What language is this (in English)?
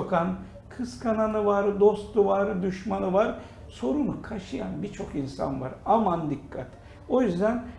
Turkish